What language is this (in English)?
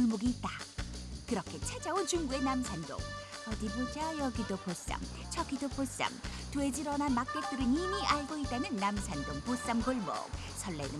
Korean